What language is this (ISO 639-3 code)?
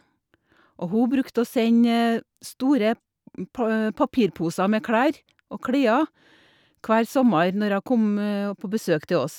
nor